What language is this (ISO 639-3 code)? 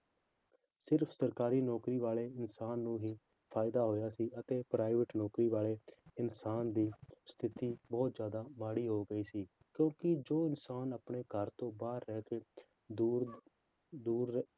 pan